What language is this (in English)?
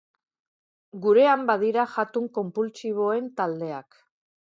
Basque